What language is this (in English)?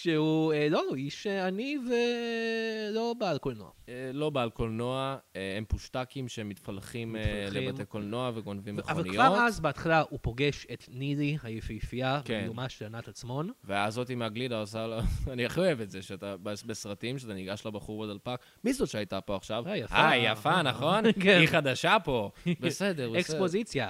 Hebrew